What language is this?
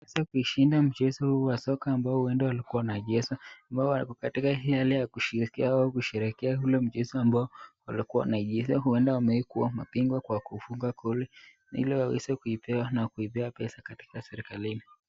Swahili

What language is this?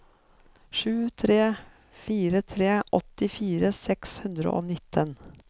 Norwegian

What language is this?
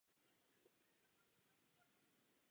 Czech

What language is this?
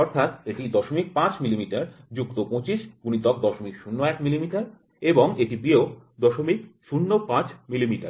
Bangla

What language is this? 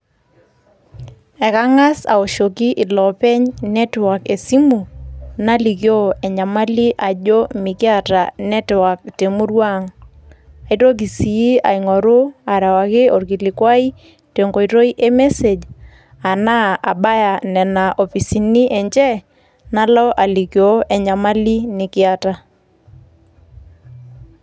Masai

